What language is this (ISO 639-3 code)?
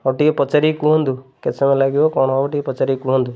ori